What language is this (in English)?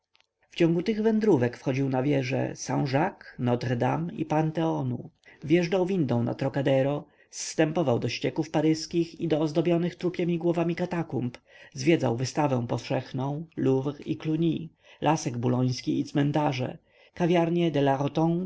Polish